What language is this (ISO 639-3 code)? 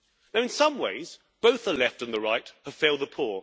eng